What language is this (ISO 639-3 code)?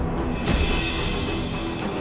ind